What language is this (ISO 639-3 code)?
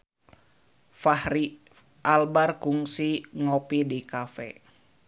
sun